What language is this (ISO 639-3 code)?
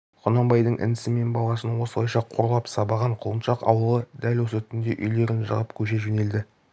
kaz